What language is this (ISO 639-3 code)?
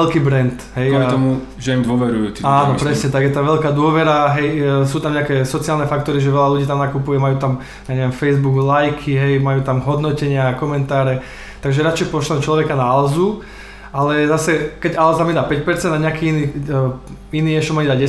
slk